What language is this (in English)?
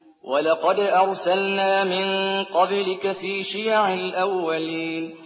Arabic